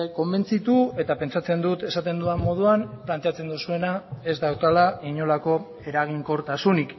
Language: Basque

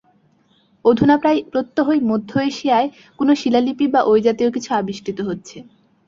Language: Bangla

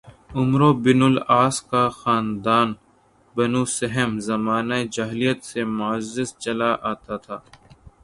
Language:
Urdu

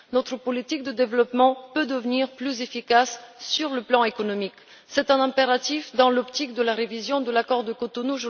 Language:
French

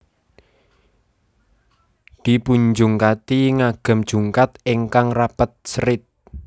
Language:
Javanese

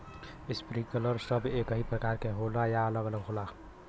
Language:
Bhojpuri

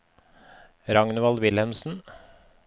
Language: Norwegian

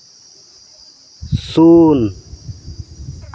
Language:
Santali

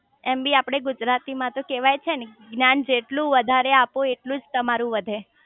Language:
Gujarati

